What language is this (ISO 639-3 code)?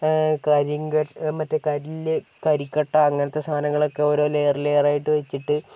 mal